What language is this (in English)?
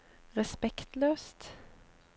Norwegian